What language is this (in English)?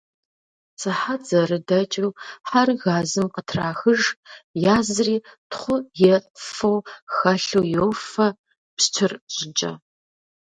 Kabardian